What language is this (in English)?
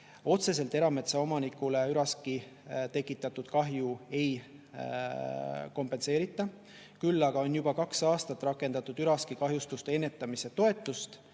Estonian